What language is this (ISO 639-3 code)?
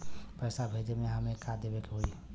bho